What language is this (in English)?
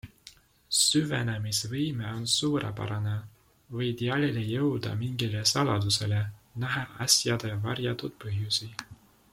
Estonian